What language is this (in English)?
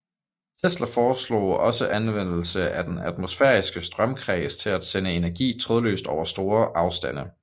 Danish